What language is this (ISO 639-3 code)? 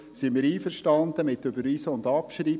gsw